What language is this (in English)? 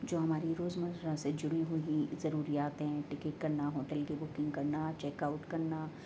Urdu